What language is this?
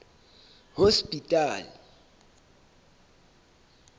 Southern Sotho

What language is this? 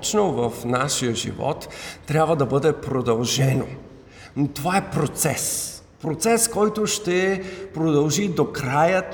Bulgarian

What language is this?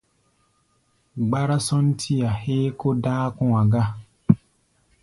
Gbaya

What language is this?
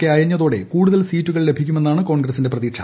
Malayalam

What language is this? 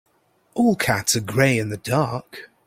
English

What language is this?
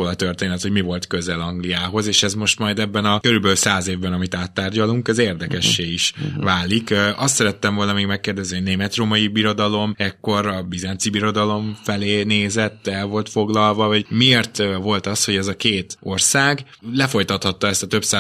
Hungarian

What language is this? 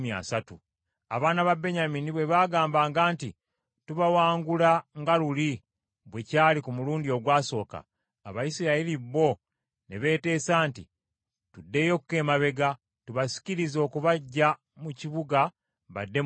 Ganda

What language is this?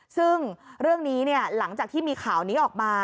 Thai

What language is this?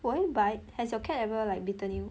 English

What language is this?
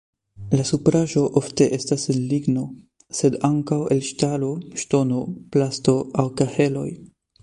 Esperanto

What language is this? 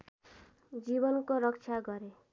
Nepali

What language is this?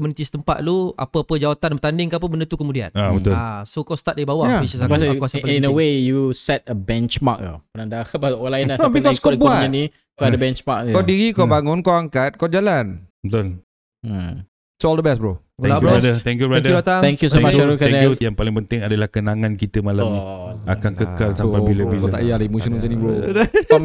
Malay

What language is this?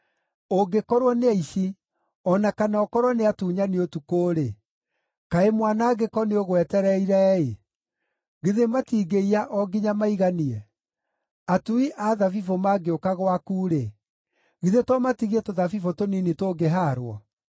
Kikuyu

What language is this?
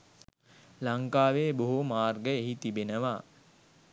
Sinhala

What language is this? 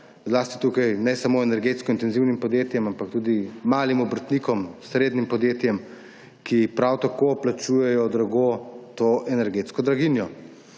Slovenian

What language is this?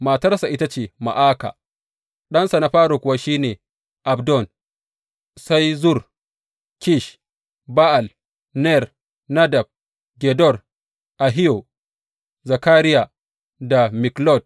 Hausa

